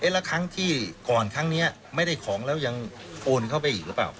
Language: Thai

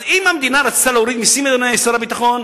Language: Hebrew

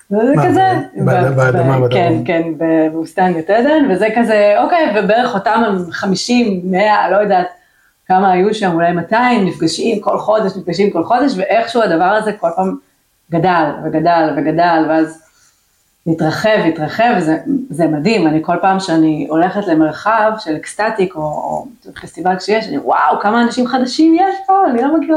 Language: Hebrew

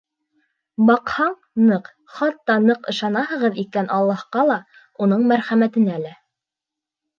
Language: Bashkir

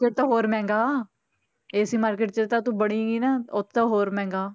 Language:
Punjabi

